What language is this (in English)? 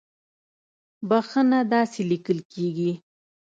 Pashto